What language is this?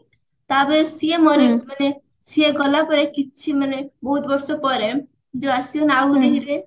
Odia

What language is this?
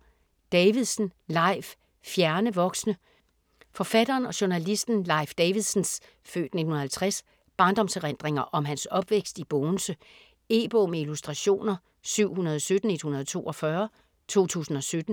Danish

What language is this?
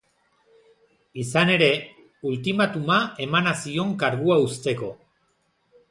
Basque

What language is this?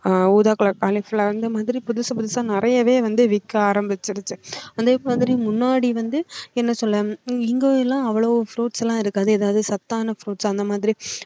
Tamil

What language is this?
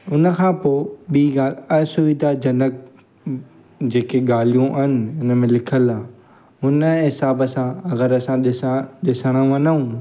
Sindhi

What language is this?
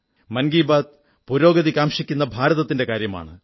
Malayalam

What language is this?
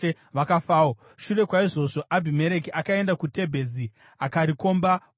Shona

